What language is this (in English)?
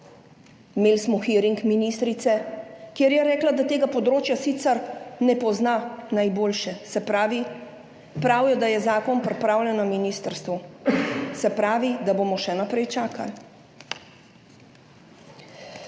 Slovenian